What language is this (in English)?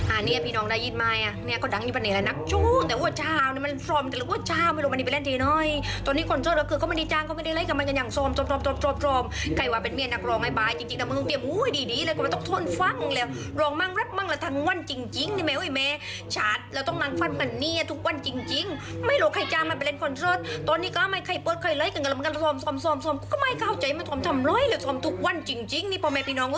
Thai